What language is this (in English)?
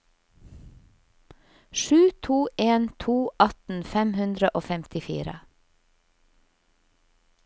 Norwegian